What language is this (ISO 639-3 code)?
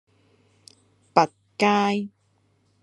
yue